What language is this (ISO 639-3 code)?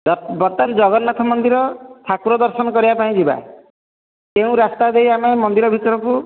ori